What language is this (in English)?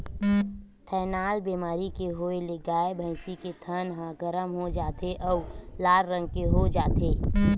Chhattisgarhi